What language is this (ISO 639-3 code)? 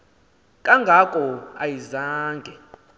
xho